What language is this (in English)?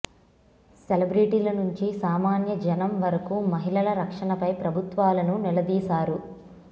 Telugu